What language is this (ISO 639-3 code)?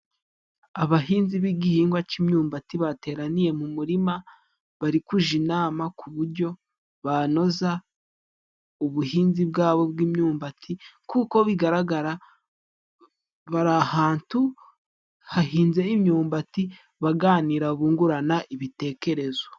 kin